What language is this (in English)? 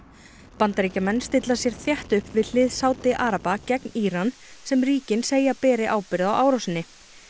Icelandic